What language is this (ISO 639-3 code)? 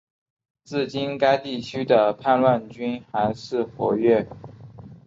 zho